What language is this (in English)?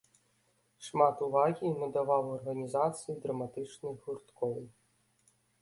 Belarusian